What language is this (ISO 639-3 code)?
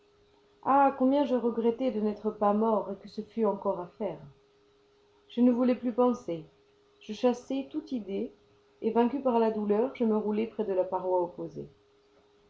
fra